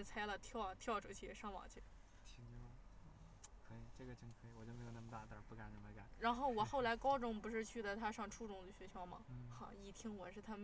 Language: Chinese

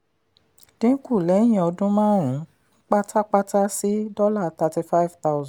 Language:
Yoruba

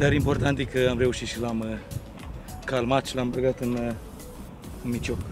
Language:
Romanian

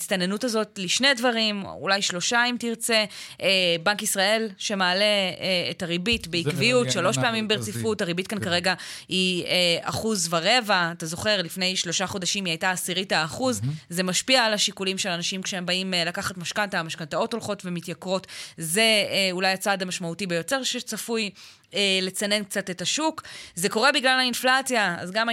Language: Hebrew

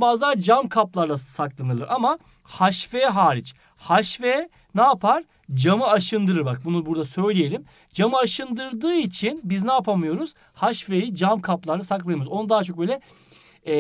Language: Turkish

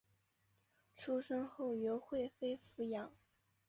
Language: Chinese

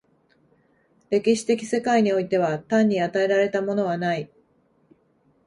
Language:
Japanese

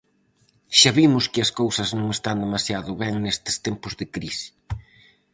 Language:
Galician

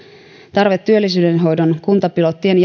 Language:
Finnish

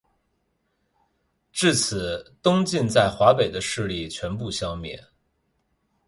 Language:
Chinese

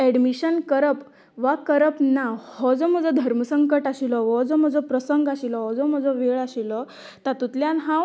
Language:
Konkani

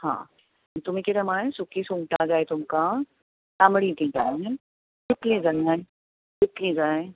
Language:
Konkani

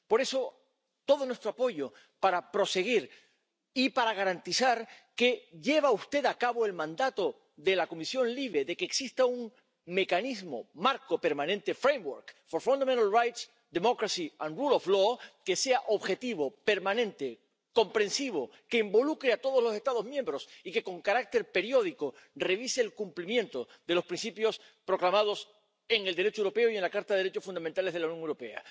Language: Spanish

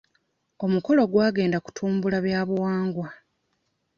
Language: Ganda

